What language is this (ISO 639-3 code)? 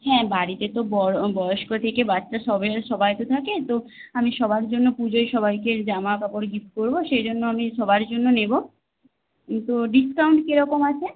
ben